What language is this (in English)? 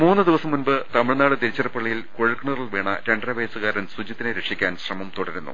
Malayalam